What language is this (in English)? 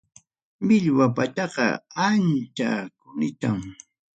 Ayacucho Quechua